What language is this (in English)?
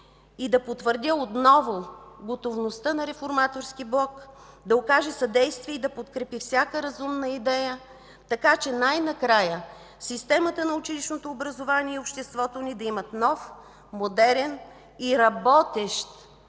Bulgarian